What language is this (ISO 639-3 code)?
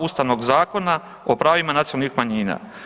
hrv